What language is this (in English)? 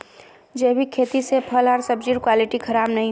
Magahi